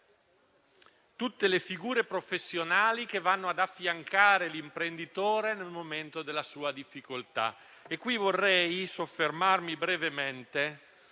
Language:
Italian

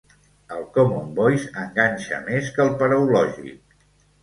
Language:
Catalan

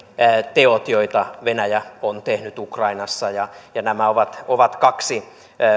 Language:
Finnish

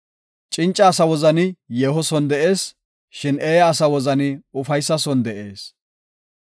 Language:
Gofa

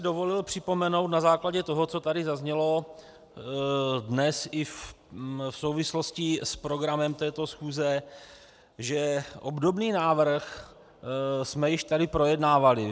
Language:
Czech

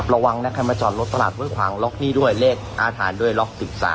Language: Thai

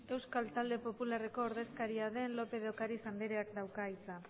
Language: Basque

